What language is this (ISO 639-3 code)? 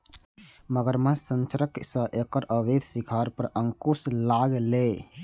mai